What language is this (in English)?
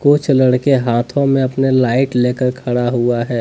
Hindi